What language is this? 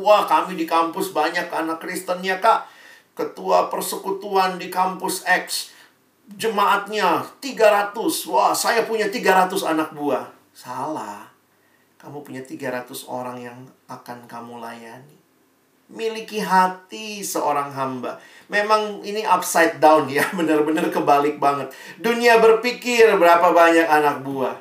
Indonesian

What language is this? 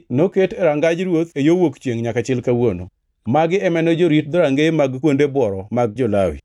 Luo (Kenya and Tanzania)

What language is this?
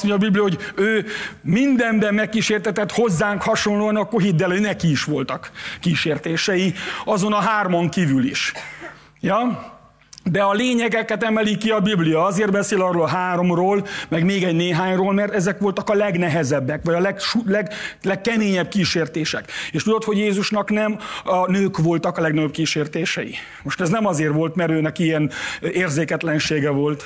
Hungarian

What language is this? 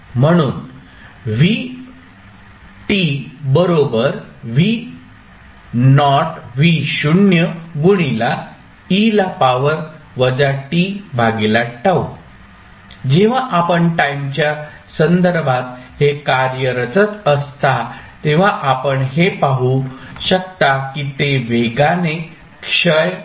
Marathi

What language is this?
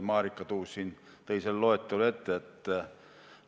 Estonian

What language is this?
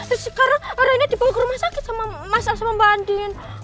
Indonesian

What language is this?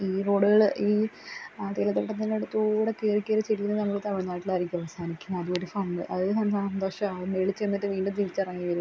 Malayalam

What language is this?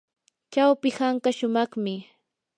Yanahuanca Pasco Quechua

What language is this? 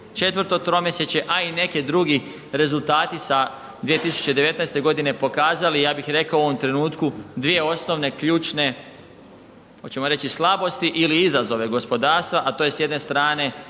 Croatian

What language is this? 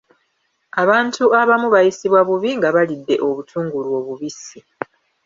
Ganda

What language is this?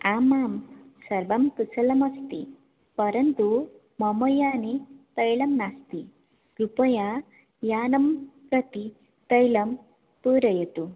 Sanskrit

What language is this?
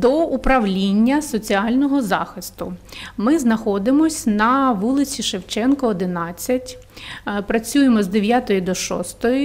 Ukrainian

